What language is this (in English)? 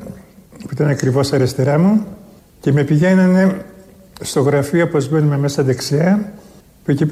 Greek